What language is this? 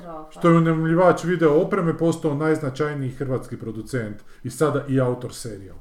Croatian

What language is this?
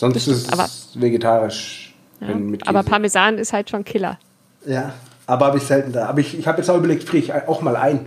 German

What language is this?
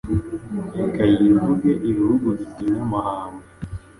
Kinyarwanda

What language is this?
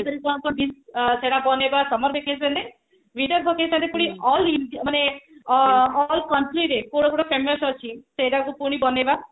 Odia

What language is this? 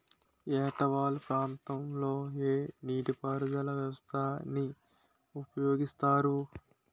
Telugu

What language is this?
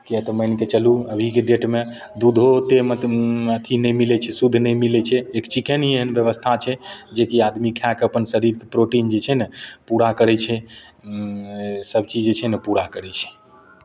Maithili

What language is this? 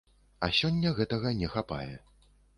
Belarusian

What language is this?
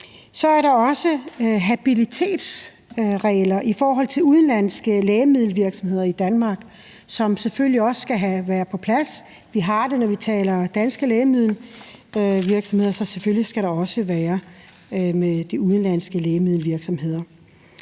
Danish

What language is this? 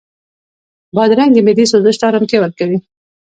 Pashto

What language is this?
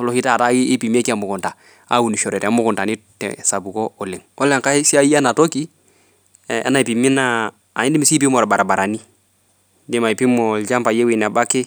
Masai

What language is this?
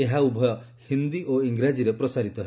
Odia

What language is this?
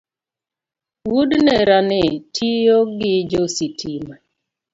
Luo (Kenya and Tanzania)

